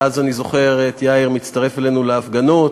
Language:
Hebrew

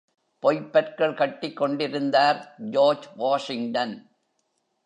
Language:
Tamil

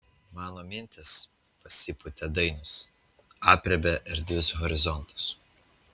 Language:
Lithuanian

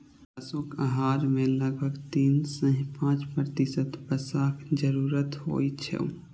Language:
Maithili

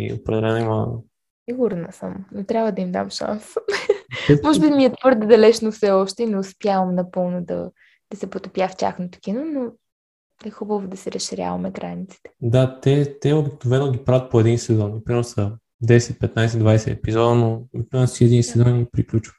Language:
Bulgarian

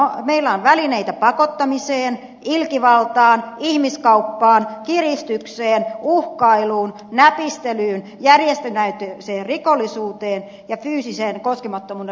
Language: Finnish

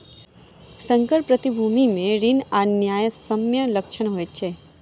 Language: Maithili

